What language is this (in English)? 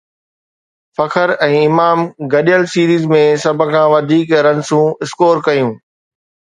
Sindhi